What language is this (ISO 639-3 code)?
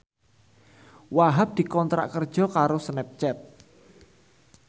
jav